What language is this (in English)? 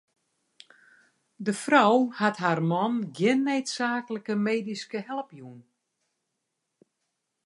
Western Frisian